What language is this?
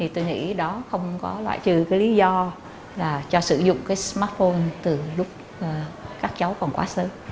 Vietnamese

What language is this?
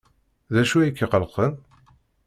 Kabyle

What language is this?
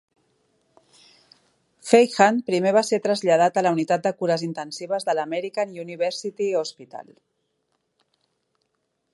Catalan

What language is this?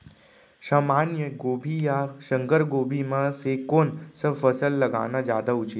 Chhattisgarhi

